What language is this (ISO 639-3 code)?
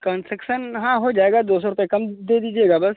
hin